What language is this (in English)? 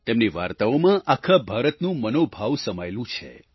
Gujarati